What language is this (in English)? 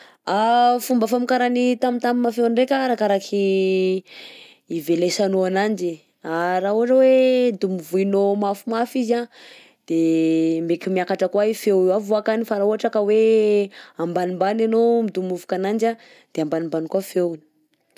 Southern Betsimisaraka Malagasy